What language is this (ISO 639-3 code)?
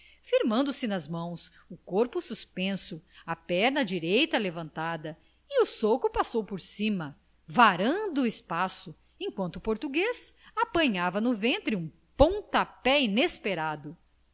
por